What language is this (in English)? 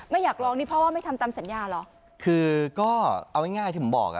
Thai